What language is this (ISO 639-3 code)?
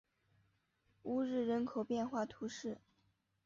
zho